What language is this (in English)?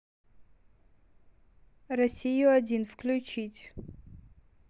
Russian